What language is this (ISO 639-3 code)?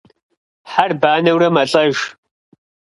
kbd